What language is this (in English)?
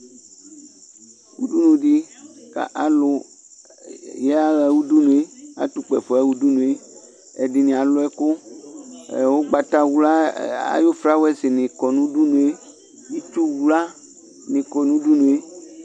Ikposo